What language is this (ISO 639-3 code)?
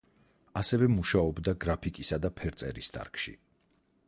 kat